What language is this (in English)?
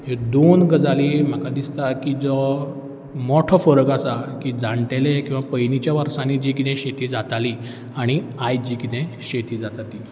Konkani